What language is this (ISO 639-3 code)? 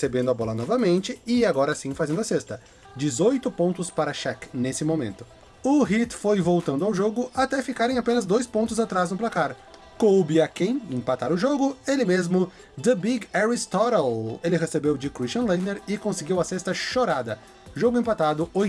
por